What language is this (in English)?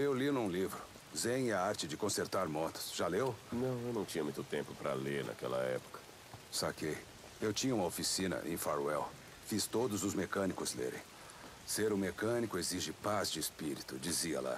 Portuguese